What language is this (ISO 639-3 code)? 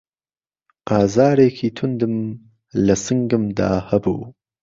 ckb